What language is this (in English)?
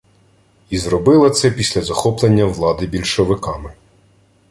Ukrainian